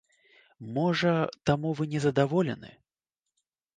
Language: Belarusian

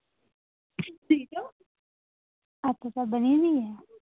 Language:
Dogri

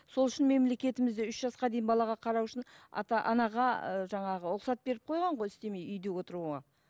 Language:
Kazakh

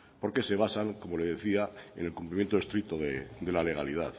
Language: Spanish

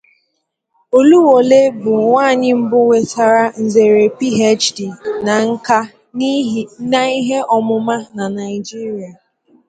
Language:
Igbo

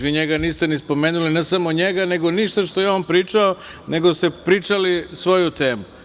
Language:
Serbian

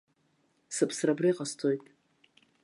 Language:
Abkhazian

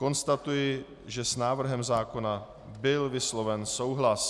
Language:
Czech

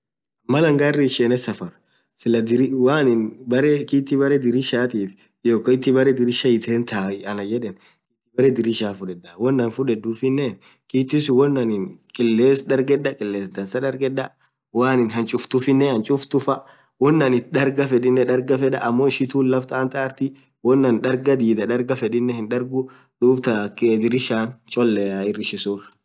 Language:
Orma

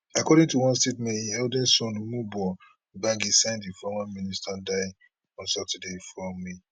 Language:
Nigerian Pidgin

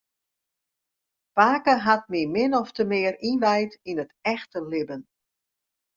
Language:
Western Frisian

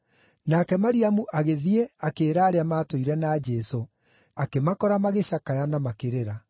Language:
Kikuyu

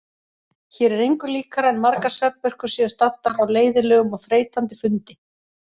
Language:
Icelandic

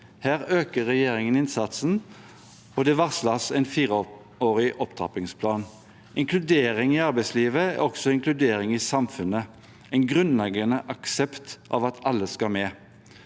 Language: Norwegian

